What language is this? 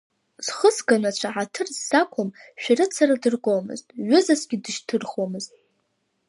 Abkhazian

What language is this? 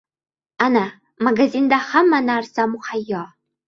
Uzbek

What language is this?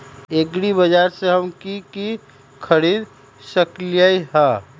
Magahi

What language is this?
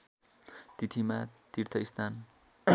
Nepali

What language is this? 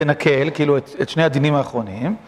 Hebrew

